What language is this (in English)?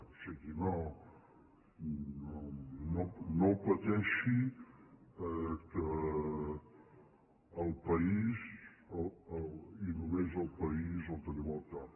Catalan